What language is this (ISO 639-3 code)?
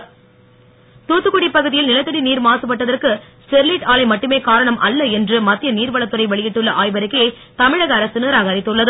tam